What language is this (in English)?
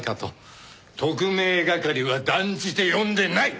Japanese